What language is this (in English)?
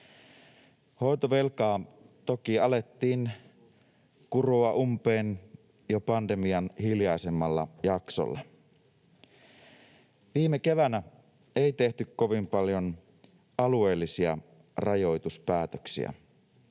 Finnish